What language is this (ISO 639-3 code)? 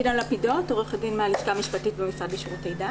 heb